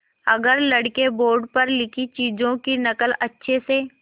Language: Hindi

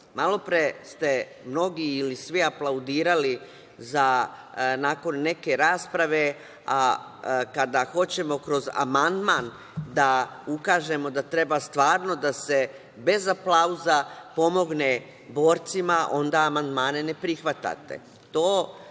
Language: Serbian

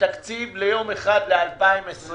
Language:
Hebrew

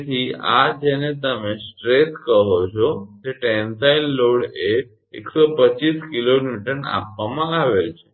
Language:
Gujarati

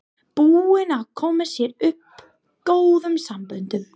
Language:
Icelandic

